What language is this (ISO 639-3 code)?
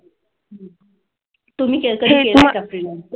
mar